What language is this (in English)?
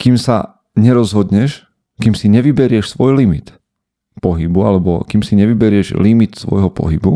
Slovak